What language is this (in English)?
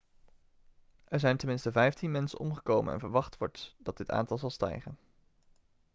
Dutch